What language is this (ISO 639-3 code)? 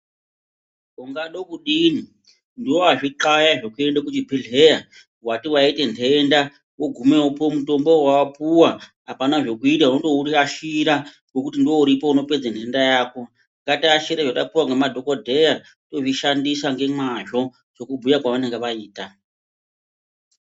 ndc